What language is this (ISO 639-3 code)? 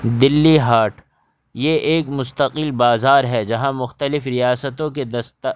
urd